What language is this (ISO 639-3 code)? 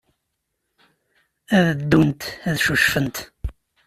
kab